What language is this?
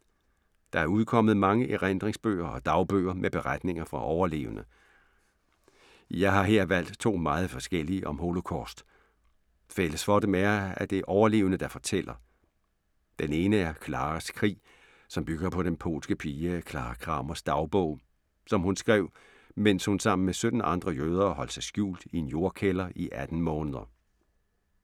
Danish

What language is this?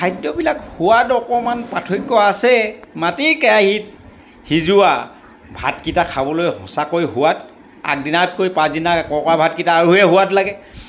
Assamese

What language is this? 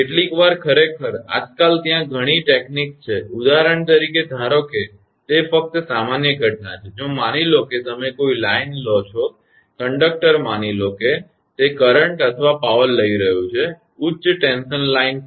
Gujarati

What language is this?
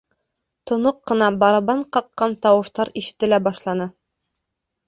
Bashkir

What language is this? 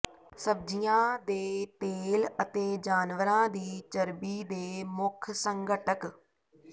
Punjabi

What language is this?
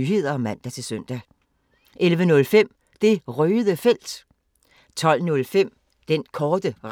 Danish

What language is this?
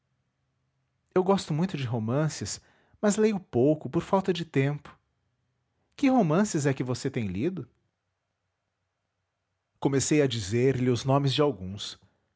Portuguese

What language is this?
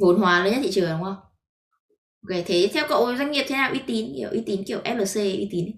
Vietnamese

